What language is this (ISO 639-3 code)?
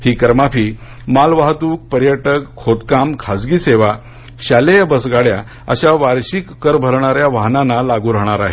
mar